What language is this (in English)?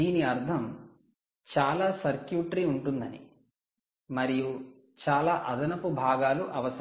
Telugu